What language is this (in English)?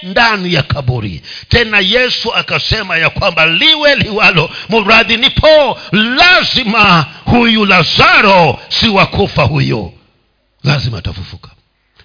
Swahili